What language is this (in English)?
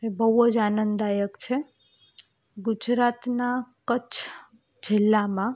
Gujarati